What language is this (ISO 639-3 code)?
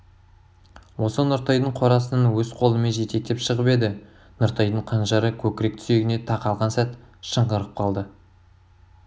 kaz